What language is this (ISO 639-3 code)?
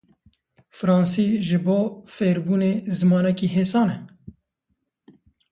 kur